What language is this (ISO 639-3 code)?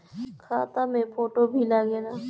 bho